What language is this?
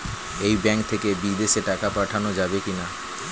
Bangla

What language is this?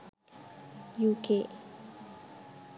Sinhala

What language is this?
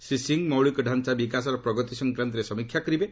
Odia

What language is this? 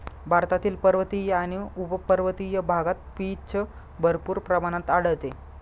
Marathi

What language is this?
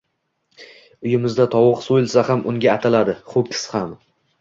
Uzbek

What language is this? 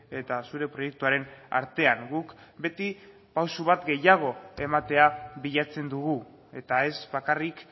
Basque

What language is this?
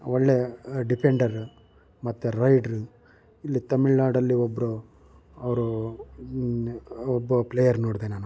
Kannada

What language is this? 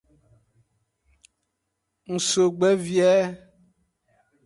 Aja (Benin)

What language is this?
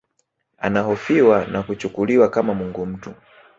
Swahili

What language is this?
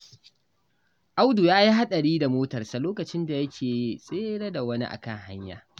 Hausa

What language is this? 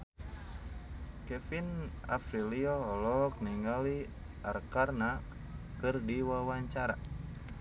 Sundanese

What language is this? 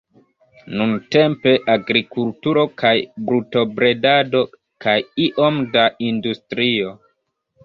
Esperanto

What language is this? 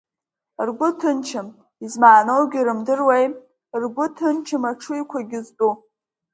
Abkhazian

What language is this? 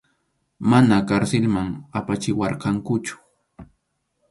Arequipa-La Unión Quechua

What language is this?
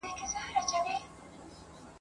Pashto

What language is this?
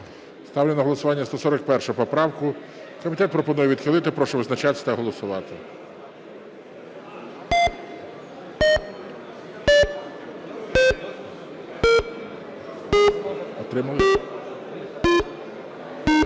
Ukrainian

